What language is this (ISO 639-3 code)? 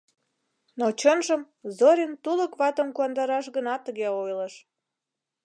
chm